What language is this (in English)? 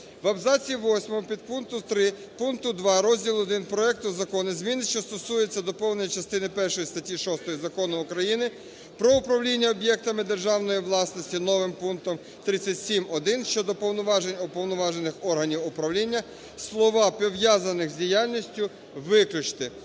Ukrainian